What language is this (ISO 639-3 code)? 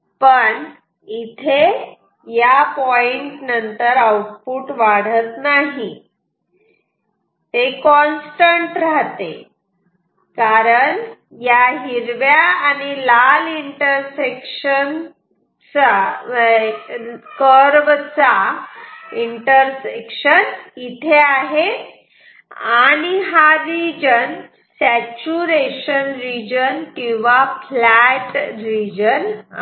mar